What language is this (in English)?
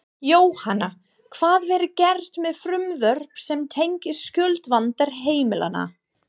Icelandic